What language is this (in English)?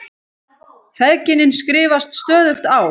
Icelandic